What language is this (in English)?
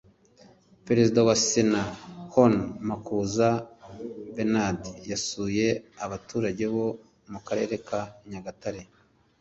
Kinyarwanda